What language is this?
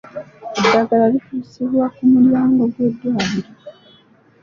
Ganda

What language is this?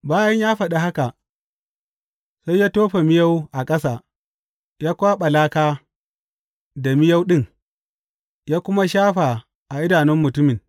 Hausa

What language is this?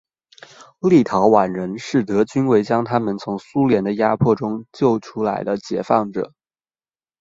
Chinese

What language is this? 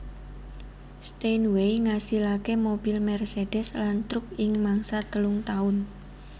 Javanese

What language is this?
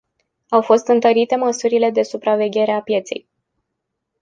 Romanian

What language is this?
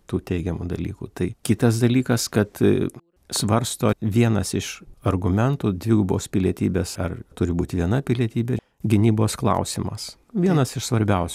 Lithuanian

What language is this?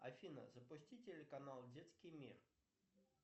Russian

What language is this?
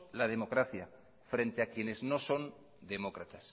Spanish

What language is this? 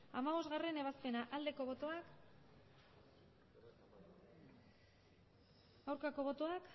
Basque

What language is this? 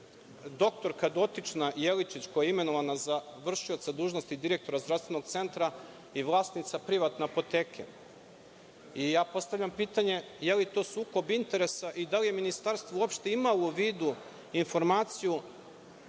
Serbian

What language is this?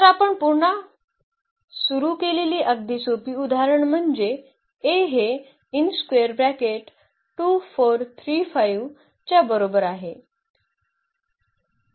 Marathi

